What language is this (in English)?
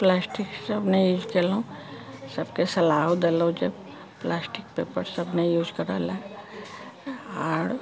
Maithili